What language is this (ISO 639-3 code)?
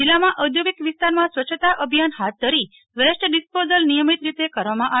guj